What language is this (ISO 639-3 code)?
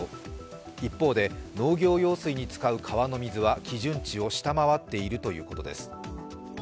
jpn